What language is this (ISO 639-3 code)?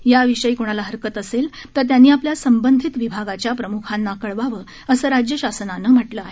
mar